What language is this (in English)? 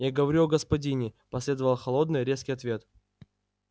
Russian